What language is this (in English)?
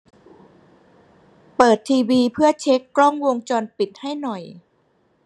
Thai